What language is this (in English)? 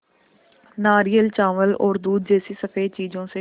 Hindi